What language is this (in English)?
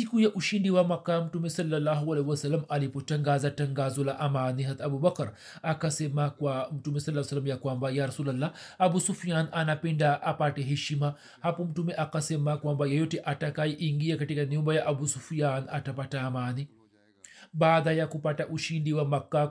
Swahili